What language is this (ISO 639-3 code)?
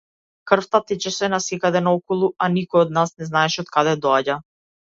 mkd